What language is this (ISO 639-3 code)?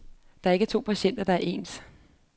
dan